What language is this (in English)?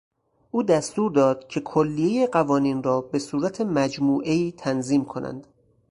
Persian